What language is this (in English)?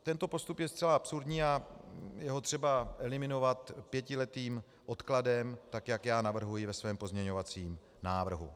Czech